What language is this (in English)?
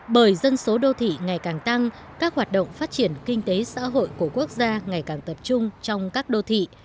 Vietnamese